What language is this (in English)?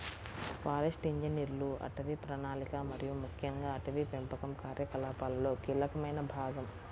Telugu